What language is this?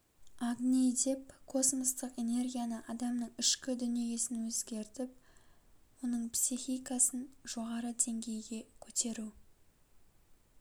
Kazakh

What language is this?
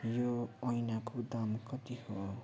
Nepali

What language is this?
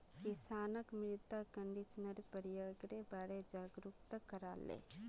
Magahi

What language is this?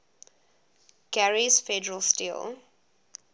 English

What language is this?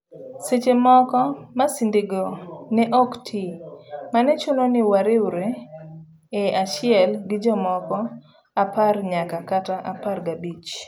Luo (Kenya and Tanzania)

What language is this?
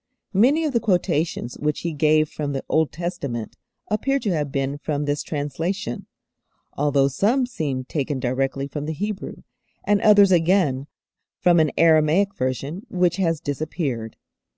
English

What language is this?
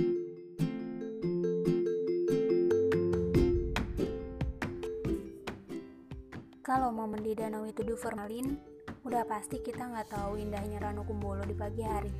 Indonesian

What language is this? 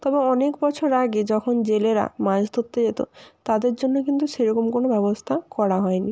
Bangla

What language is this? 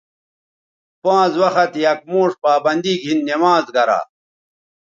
Bateri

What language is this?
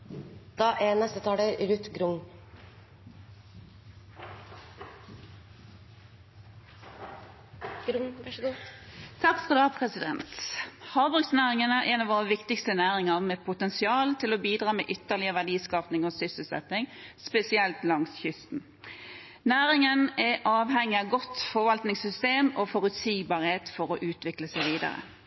Norwegian Bokmål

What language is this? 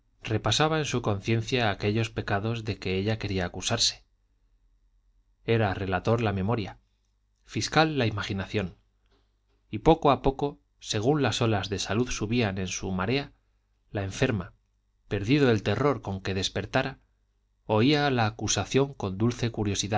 Spanish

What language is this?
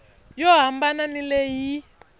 Tsonga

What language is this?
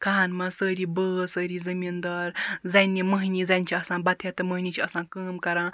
Kashmiri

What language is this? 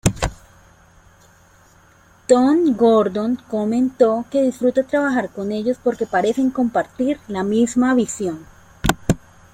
Spanish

